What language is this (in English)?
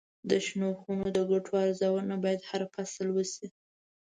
Pashto